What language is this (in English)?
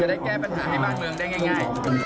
Thai